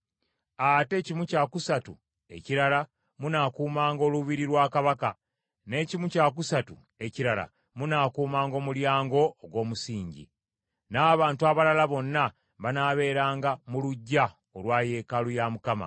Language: Ganda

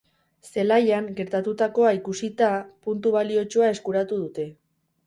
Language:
Basque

